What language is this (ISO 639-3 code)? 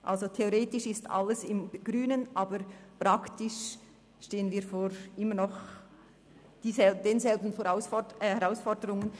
gsw